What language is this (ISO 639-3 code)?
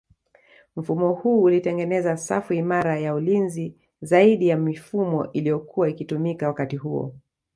swa